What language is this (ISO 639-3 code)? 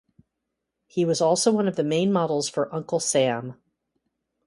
eng